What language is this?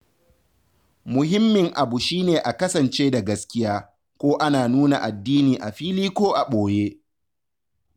Hausa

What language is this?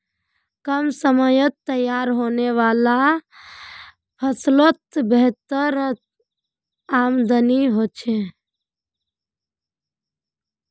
Magahi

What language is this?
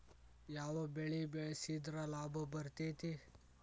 Kannada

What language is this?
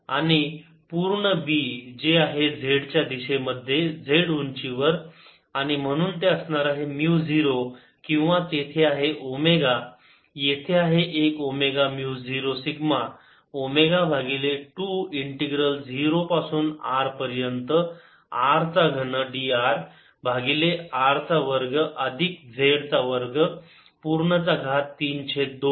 Marathi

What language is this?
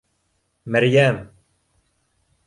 Bashkir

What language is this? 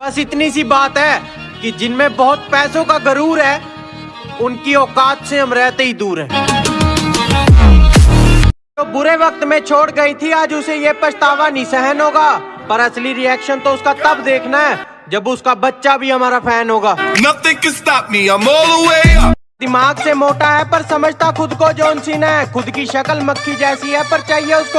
Hindi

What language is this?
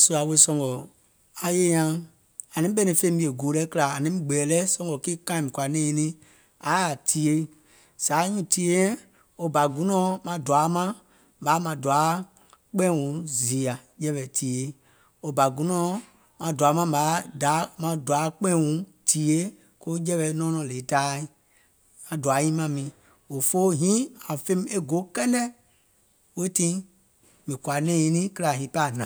Gola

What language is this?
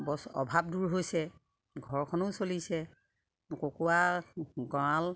Assamese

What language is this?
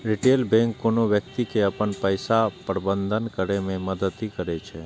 Maithili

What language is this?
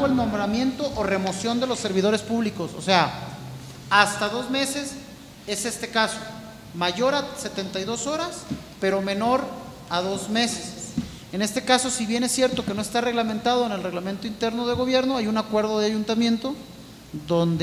Spanish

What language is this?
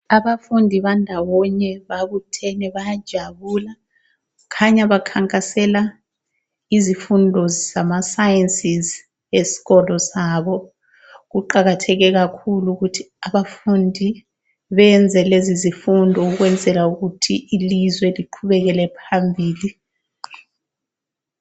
North Ndebele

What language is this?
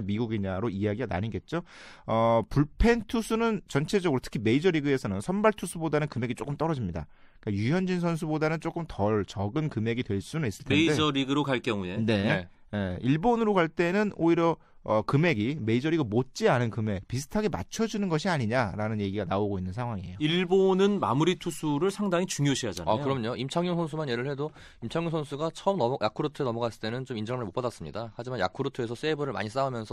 Korean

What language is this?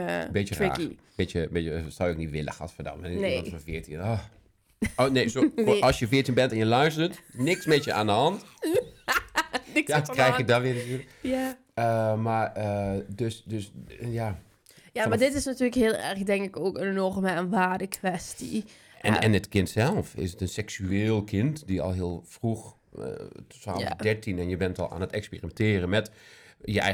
Dutch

